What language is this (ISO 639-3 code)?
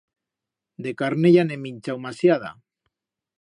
arg